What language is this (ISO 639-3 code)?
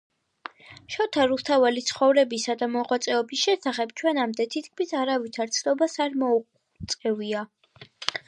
kat